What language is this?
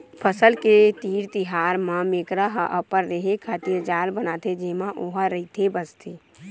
Chhattisgarhi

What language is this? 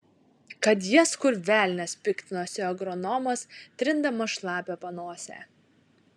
Lithuanian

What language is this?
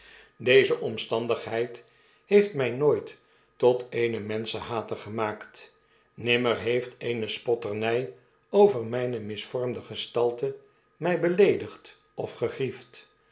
Dutch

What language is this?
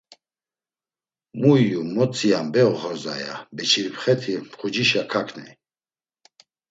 Laz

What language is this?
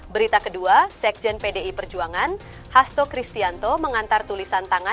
Indonesian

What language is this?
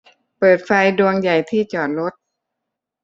Thai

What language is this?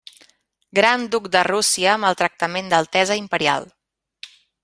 Catalan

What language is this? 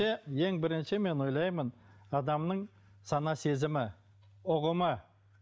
Kazakh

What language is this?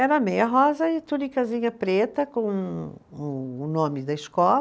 Portuguese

